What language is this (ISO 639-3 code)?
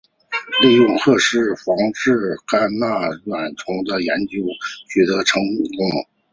zho